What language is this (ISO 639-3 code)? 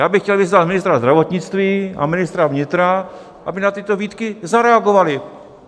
ces